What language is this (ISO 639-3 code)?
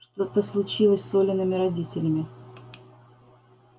rus